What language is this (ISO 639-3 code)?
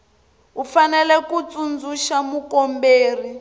tso